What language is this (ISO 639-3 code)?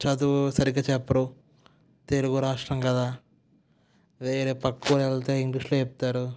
tel